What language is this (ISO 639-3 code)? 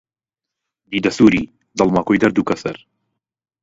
ckb